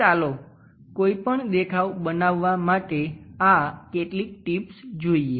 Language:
Gujarati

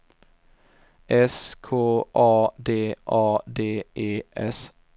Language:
Swedish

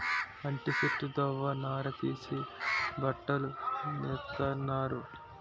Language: Telugu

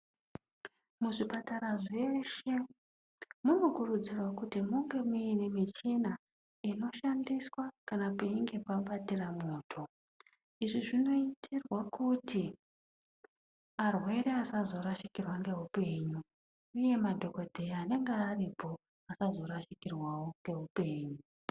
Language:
Ndau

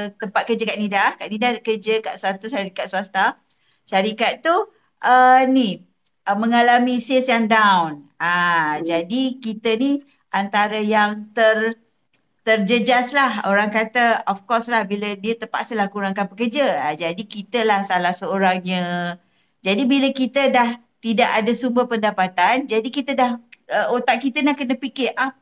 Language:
Malay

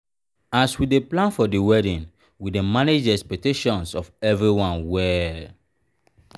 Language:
Nigerian Pidgin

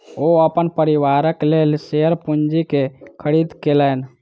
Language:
Maithili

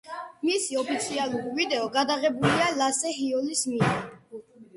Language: Georgian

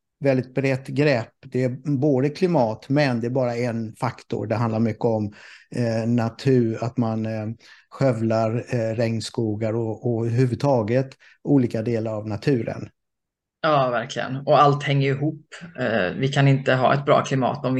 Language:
Swedish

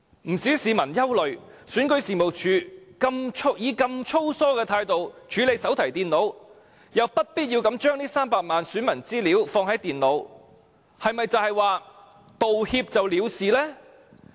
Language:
Cantonese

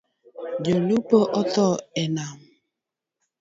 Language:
Luo (Kenya and Tanzania)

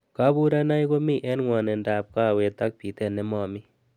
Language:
Kalenjin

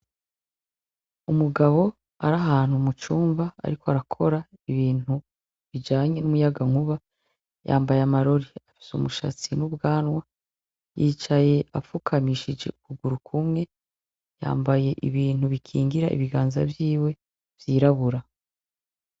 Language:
Rundi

